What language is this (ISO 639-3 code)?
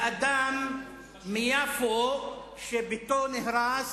heb